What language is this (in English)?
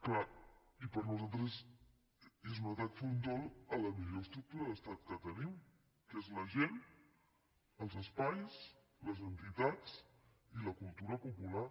Catalan